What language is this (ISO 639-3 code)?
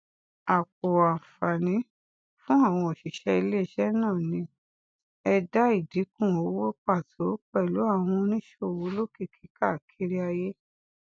yor